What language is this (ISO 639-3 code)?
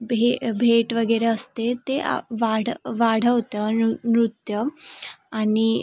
mar